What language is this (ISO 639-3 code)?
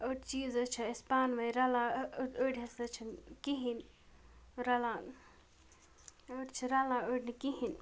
kas